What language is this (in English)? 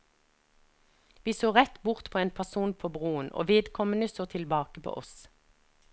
Norwegian